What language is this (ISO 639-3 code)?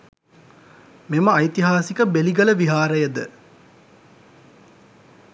sin